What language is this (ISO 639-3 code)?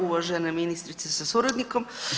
hrv